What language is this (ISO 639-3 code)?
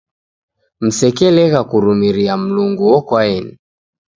dav